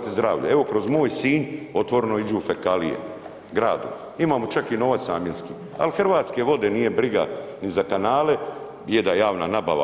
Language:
Croatian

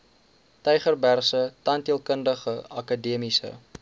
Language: Afrikaans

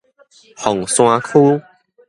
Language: Min Nan Chinese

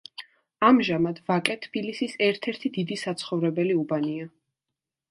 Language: Georgian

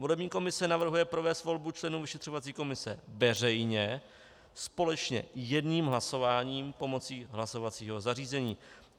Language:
Czech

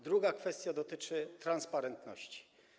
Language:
Polish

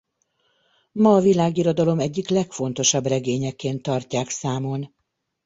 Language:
Hungarian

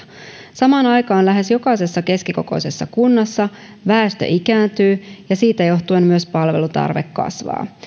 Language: Finnish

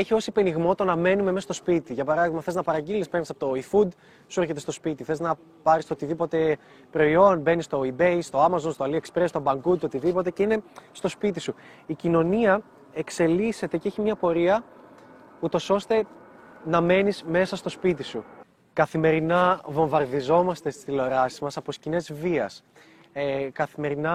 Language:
Greek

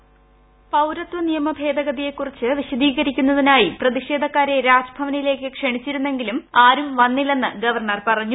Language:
Malayalam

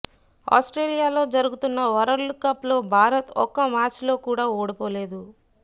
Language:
Telugu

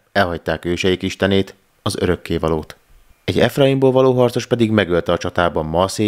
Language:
Hungarian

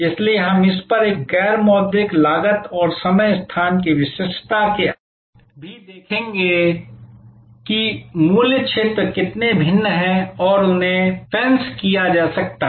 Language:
Hindi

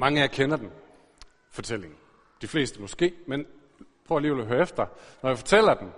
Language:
Danish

